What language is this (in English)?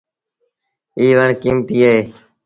Sindhi Bhil